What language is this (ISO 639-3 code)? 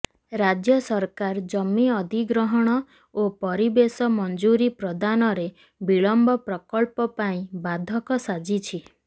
ori